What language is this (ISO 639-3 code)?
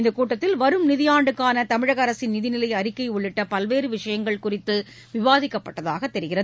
tam